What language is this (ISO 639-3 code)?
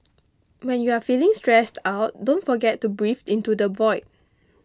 eng